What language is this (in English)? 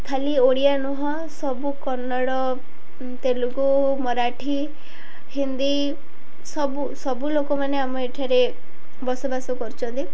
Odia